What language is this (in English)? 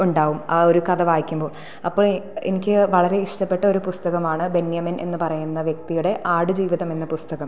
Malayalam